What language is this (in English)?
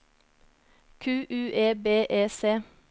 Norwegian